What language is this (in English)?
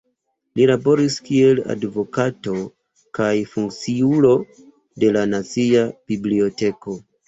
Esperanto